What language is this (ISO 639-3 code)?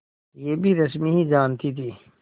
hin